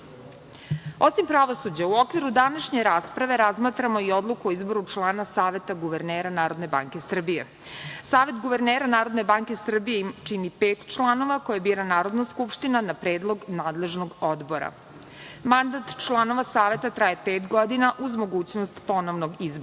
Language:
Serbian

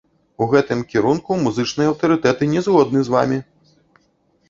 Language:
Belarusian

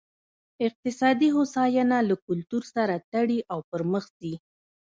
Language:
Pashto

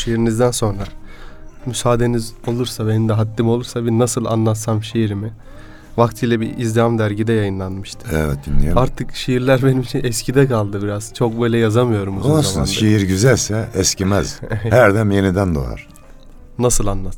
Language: Turkish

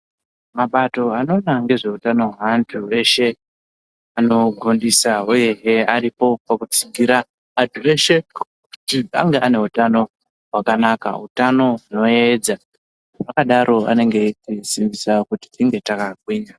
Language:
Ndau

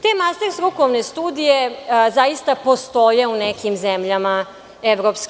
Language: Serbian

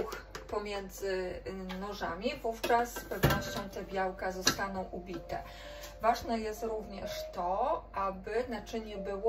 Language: Polish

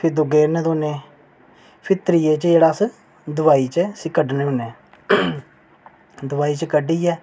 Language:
Dogri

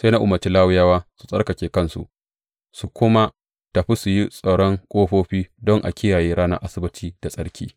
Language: Hausa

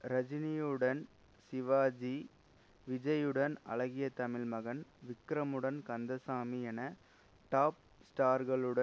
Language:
Tamil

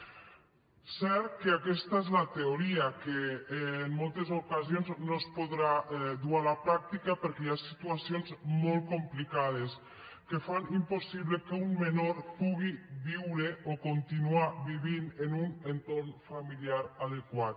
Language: Catalan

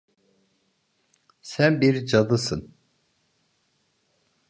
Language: Turkish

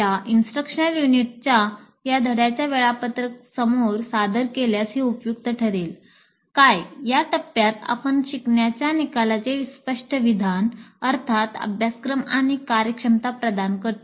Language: Marathi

